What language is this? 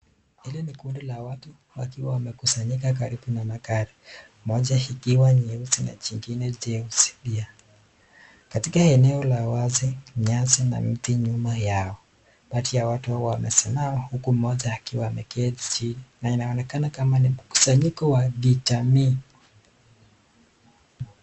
Swahili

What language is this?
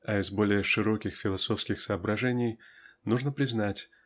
Russian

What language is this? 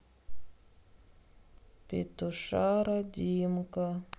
Russian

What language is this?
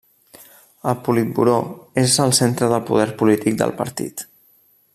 Catalan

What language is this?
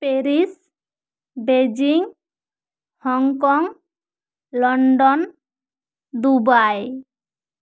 Santali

